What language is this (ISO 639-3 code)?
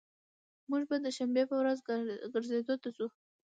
pus